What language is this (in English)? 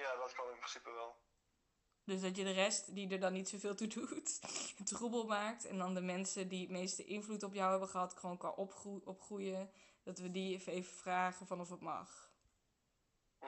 Dutch